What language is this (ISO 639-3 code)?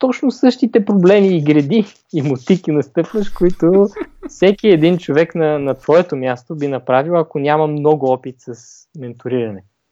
bul